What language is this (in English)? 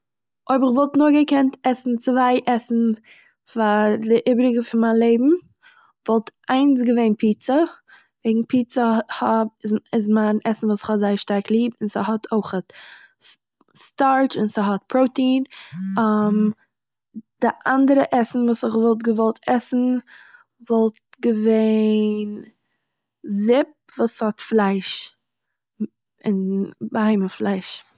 Yiddish